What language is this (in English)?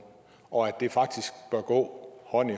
Danish